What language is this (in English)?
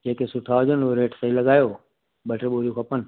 Sindhi